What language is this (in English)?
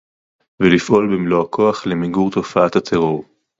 Hebrew